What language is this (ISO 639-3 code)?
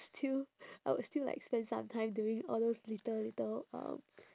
eng